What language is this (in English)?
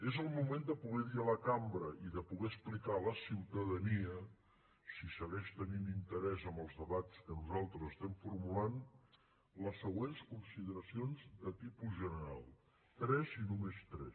Catalan